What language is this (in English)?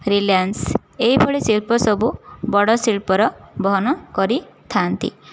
Odia